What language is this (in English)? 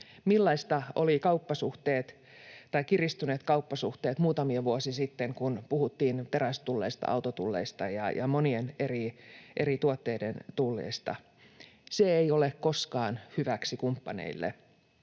Finnish